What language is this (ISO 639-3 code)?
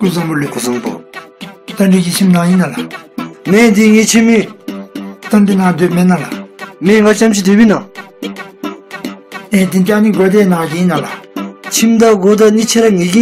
tur